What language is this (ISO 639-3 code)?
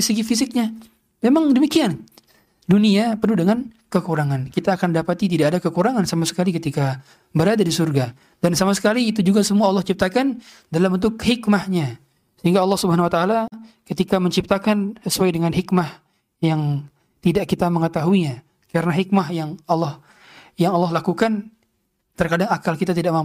ind